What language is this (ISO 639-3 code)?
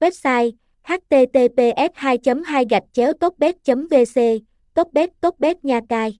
vie